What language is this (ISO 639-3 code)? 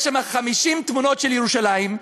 heb